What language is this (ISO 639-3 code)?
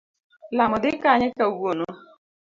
luo